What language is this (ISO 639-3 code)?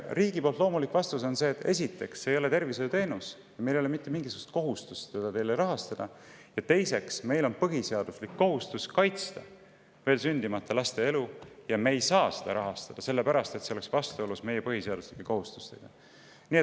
est